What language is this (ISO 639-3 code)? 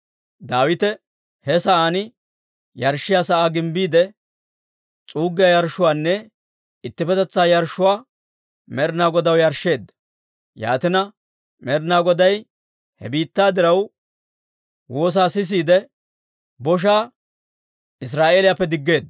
dwr